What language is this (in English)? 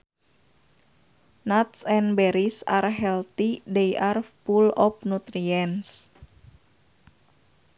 Sundanese